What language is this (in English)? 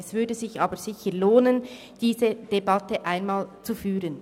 Swiss German